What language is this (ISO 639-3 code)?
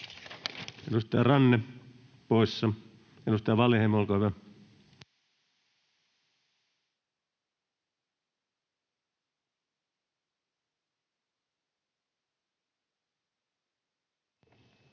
fin